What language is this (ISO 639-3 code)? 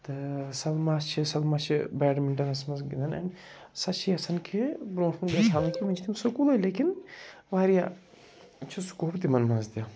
kas